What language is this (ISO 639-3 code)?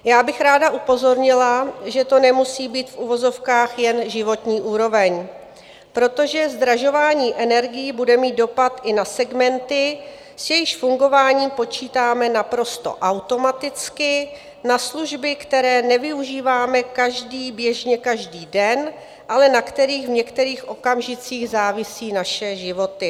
ces